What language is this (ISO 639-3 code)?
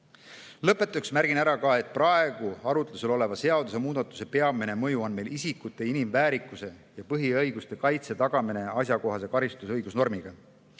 est